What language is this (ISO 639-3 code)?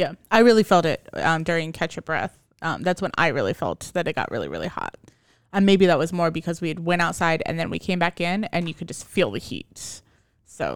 eng